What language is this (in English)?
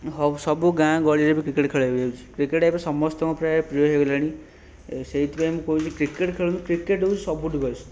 Odia